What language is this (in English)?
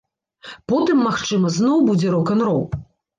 Belarusian